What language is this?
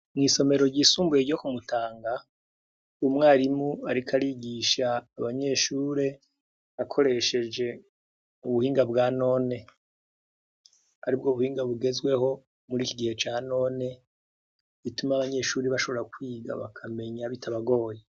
Rundi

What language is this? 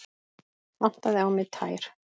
Icelandic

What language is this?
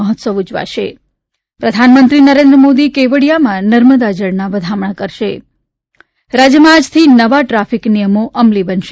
Gujarati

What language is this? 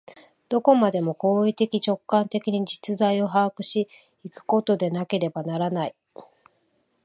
Japanese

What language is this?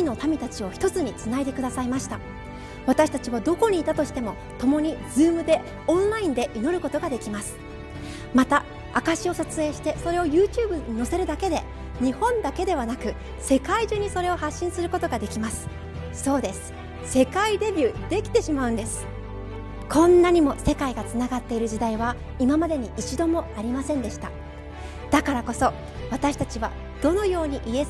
Japanese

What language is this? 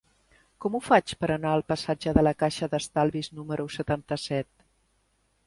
Catalan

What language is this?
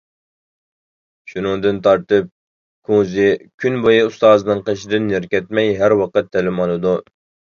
Uyghur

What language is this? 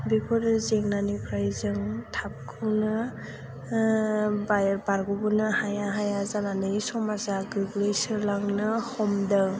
Bodo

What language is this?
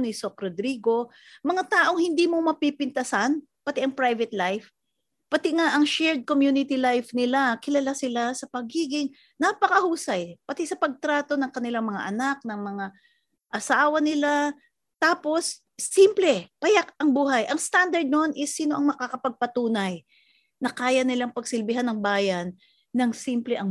Filipino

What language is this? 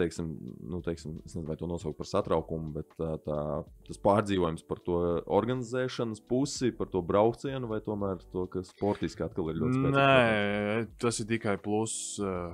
Latvian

